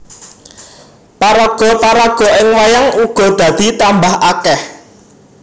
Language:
Javanese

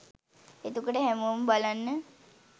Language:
Sinhala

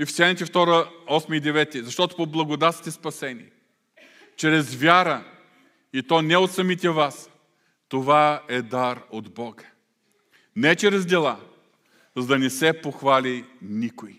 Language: Bulgarian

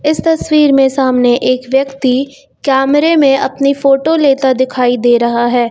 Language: Hindi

